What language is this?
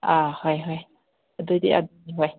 Manipuri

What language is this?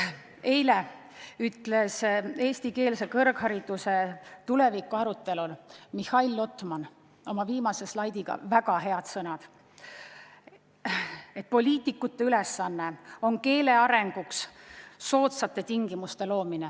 Estonian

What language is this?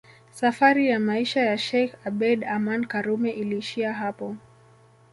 Swahili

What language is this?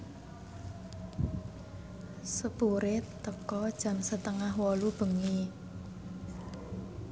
Javanese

